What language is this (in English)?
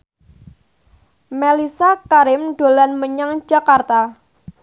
Javanese